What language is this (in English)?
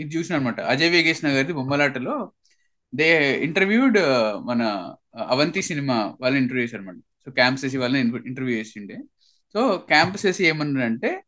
Telugu